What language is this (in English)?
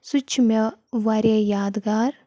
Kashmiri